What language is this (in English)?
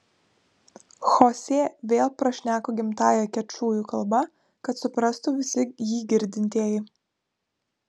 Lithuanian